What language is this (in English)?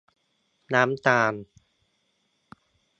Thai